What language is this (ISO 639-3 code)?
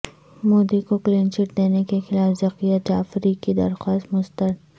urd